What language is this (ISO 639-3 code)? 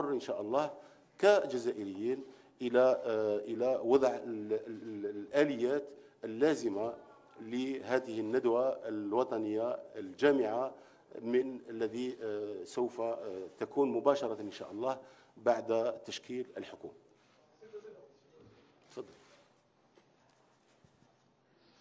ara